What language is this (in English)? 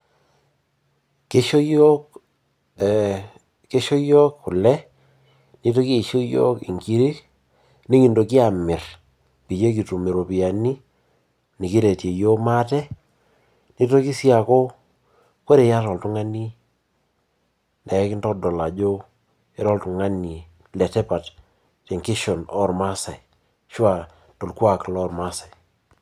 Masai